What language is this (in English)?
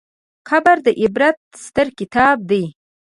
Pashto